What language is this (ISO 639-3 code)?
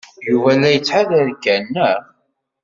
kab